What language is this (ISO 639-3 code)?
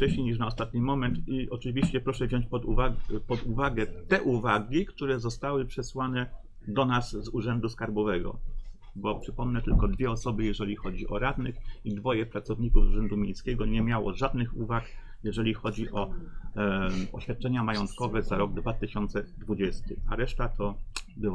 pol